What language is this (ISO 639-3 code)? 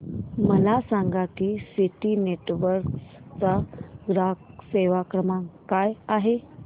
mar